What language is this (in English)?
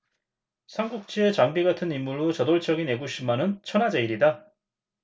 Korean